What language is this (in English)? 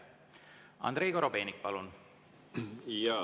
Estonian